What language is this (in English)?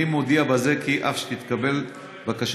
Hebrew